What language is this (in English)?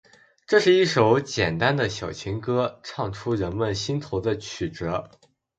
Chinese